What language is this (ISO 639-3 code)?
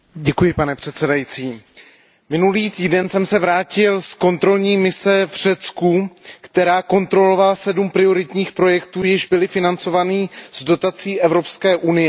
ces